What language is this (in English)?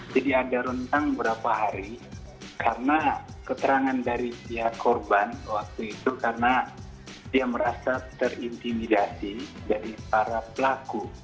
Indonesian